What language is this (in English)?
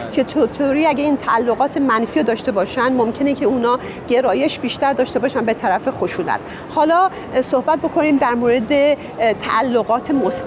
Persian